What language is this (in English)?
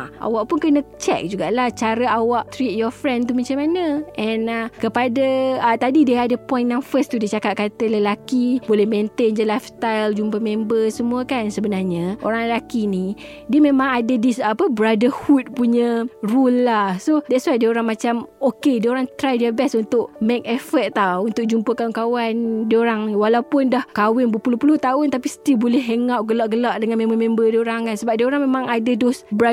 Malay